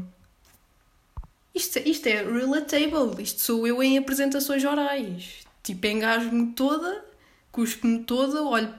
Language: Portuguese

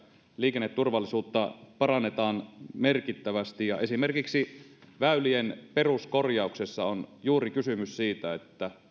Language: Finnish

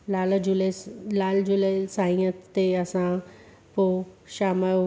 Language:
Sindhi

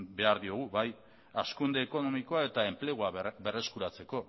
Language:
Basque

